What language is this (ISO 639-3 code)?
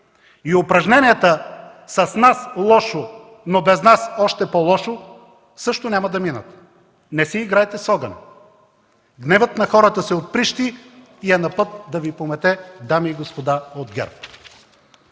bul